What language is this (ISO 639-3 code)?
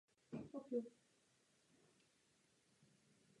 ces